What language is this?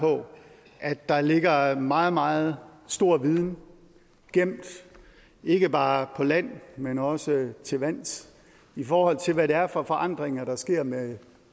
Danish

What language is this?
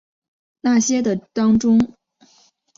Chinese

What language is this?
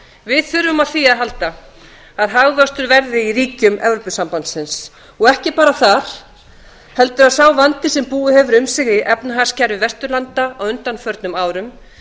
Icelandic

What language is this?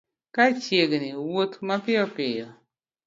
Luo (Kenya and Tanzania)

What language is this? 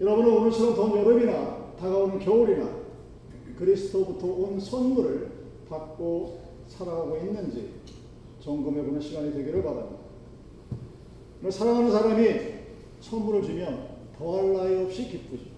Korean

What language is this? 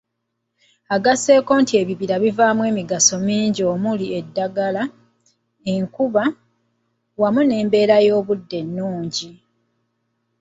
Ganda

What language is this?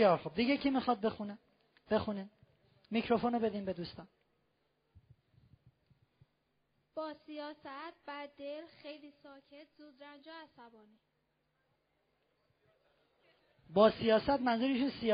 Persian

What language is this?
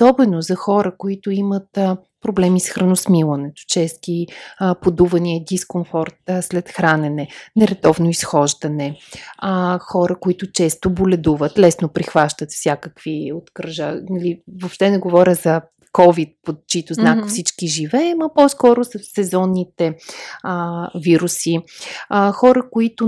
Bulgarian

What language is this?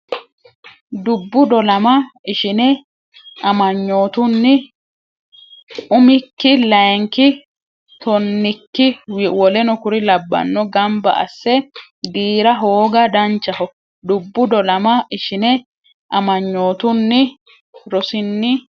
Sidamo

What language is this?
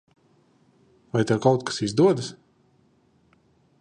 Latvian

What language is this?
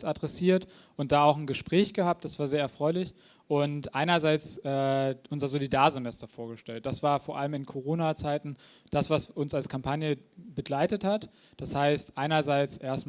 German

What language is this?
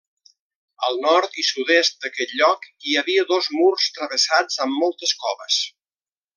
Catalan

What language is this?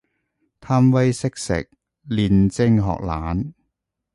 Cantonese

